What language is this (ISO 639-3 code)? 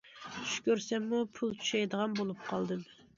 uig